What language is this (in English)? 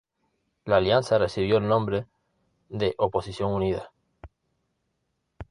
Spanish